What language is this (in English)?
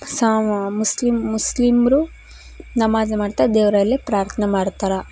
Kannada